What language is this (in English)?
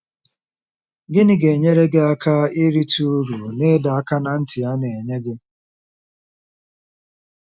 Igbo